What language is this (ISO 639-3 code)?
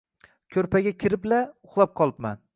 uzb